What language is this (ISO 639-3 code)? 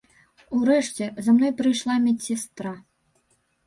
bel